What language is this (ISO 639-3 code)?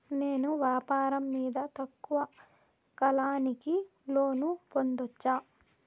tel